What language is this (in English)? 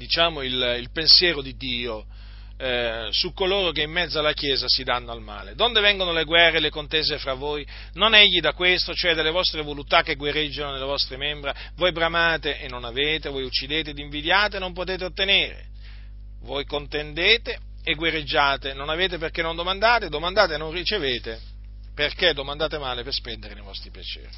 Italian